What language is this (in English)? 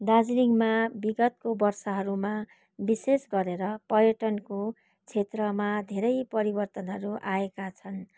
Nepali